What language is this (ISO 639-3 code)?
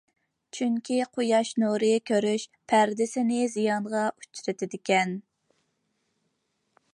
uig